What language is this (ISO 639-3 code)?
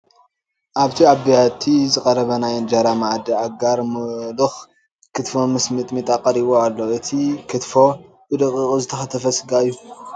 tir